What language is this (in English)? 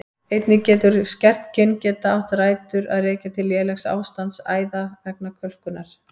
Icelandic